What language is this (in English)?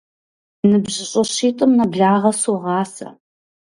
Kabardian